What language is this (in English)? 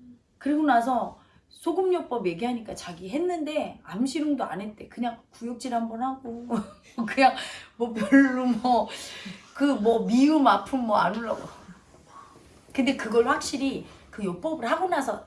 Korean